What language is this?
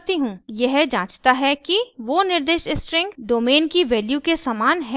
Hindi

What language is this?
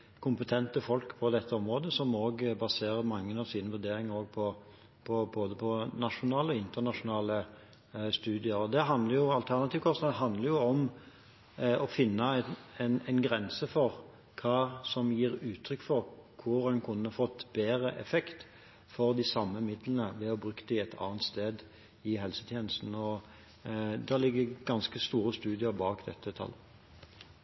Norwegian Bokmål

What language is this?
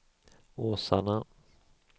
Swedish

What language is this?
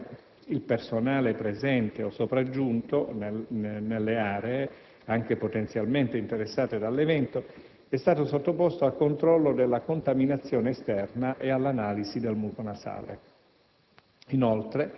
Italian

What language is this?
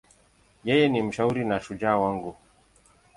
Swahili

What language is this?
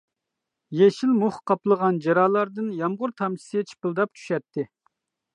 Uyghur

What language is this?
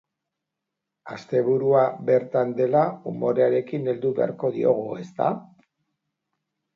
Basque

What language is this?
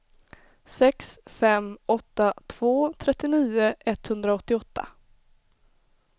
Swedish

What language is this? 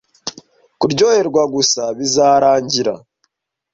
Kinyarwanda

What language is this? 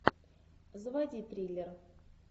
Russian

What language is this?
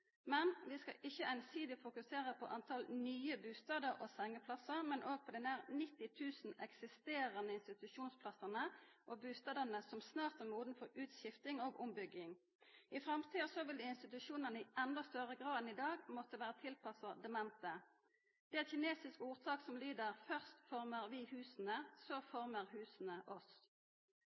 Norwegian Nynorsk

